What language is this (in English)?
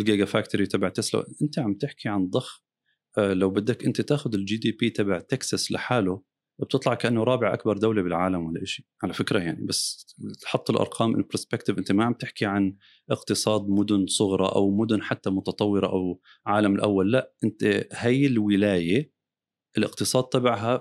Arabic